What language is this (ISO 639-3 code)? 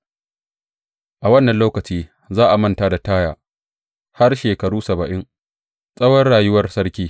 hau